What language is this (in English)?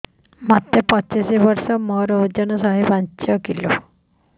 Odia